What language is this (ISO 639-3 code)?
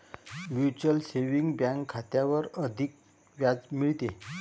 mar